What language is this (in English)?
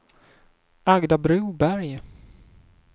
Swedish